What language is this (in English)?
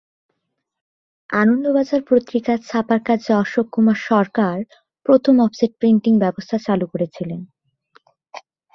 Bangla